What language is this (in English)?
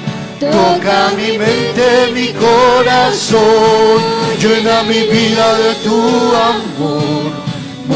Spanish